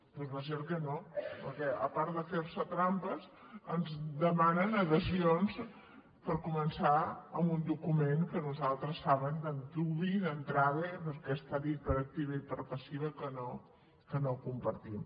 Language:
Catalan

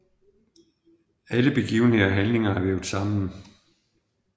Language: Danish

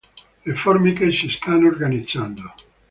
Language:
Italian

